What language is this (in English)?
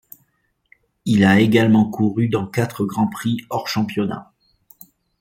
French